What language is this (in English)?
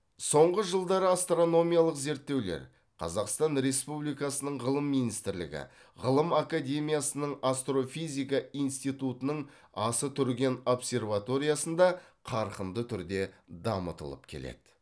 Kazakh